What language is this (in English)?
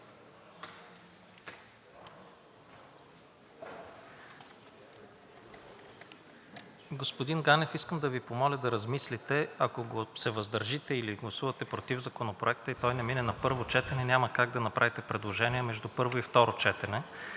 Bulgarian